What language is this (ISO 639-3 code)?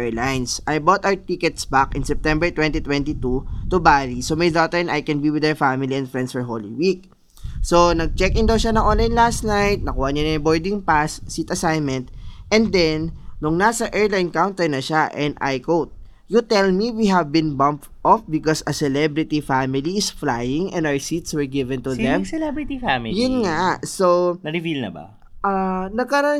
fil